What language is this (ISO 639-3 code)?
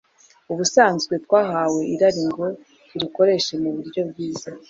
kin